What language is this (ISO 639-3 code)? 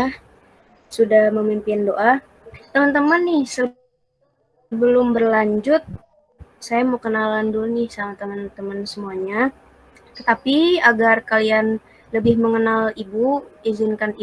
ind